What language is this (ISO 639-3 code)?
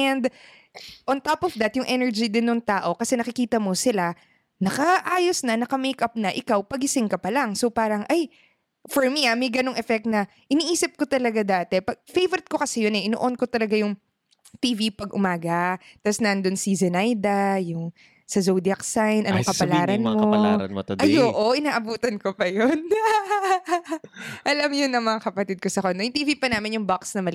fil